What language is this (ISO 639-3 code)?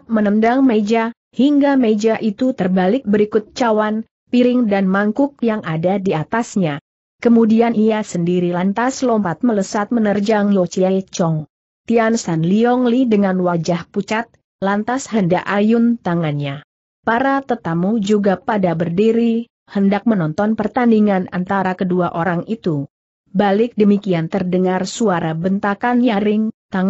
ind